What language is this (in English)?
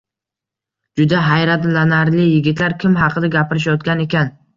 Uzbek